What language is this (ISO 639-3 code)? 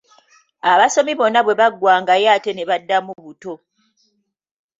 lug